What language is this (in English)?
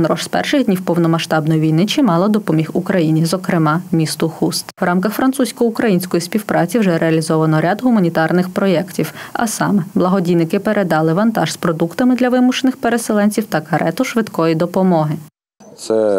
Ukrainian